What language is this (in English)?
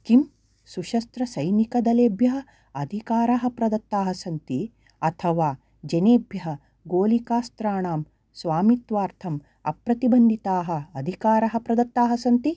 Sanskrit